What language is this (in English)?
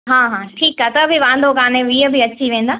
Sindhi